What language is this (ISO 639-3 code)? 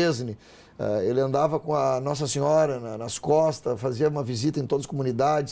por